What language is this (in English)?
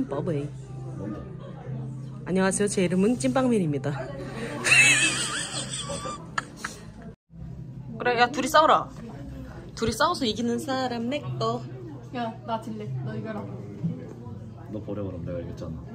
Korean